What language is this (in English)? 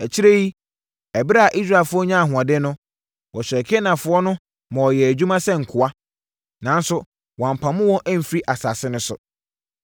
Akan